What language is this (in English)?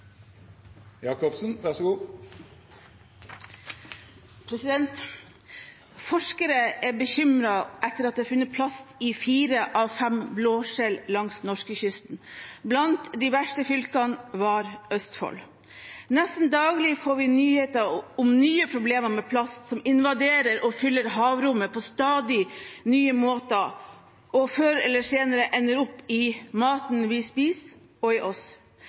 Norwegian Bokmål